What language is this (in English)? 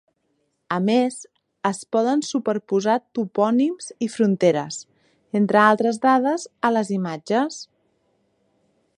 Catalan